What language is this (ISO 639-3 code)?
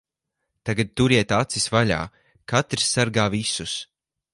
lav